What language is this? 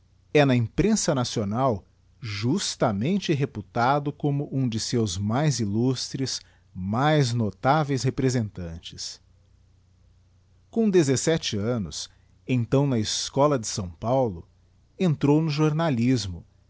Portuguese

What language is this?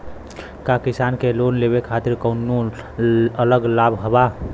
Bhojpuri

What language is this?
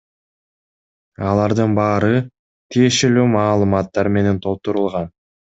Kyrgyz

